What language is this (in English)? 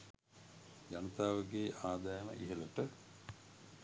Sinhala